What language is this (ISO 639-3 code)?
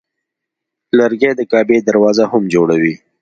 pus